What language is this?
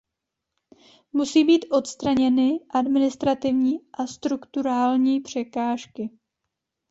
Czech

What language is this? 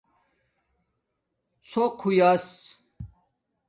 Domaaki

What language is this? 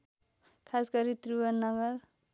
Nepali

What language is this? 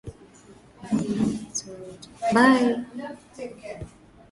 Swahili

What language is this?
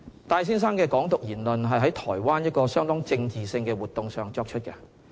Cantonese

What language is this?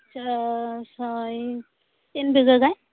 Santali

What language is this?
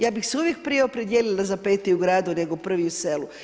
Croatian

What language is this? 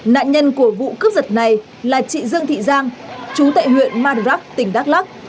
Vietnamese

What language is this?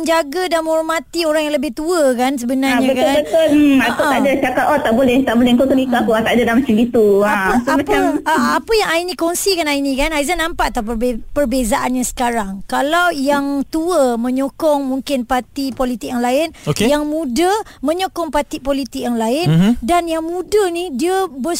Malay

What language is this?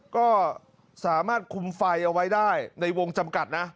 Thai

